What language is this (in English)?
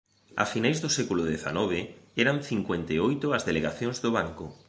Galician